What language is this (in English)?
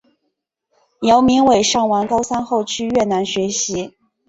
Chinese